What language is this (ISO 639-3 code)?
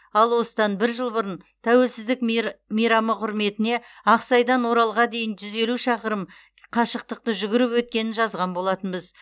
kaz